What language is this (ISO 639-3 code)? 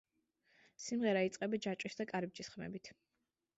kat